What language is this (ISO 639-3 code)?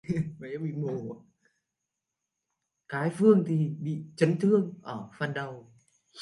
vie